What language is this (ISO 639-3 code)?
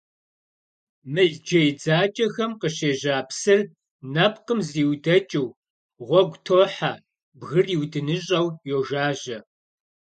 kbd